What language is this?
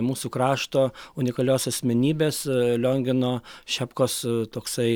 Lithuanian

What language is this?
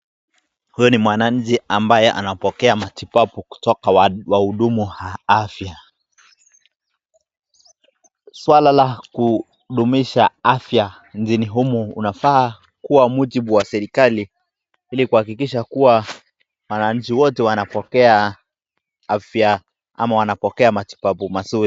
Swahili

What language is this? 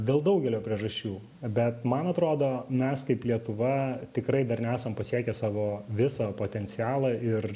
Lithuanian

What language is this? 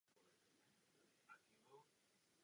Czech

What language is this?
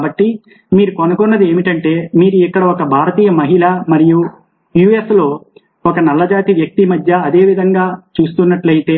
Telugu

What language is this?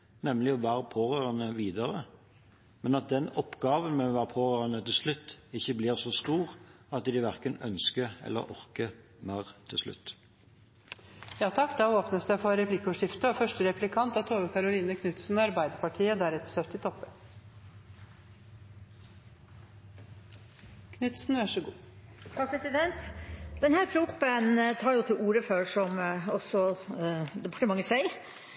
Norwegian Bokmål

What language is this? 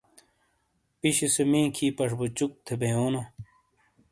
Shina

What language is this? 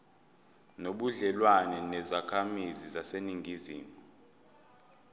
Zulu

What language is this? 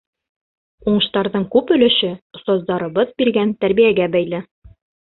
Bashkir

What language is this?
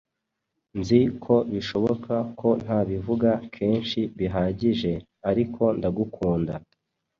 Kinyarwanda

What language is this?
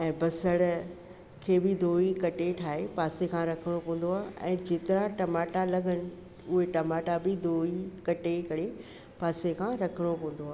Sindhi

